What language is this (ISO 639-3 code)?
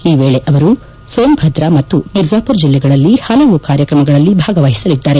kan